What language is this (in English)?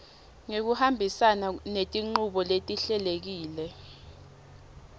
Swati